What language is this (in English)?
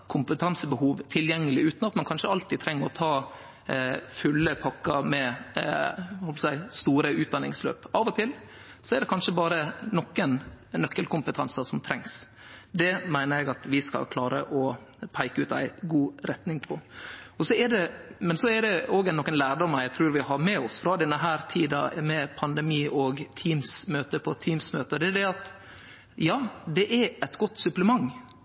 Norwegian Nynorsk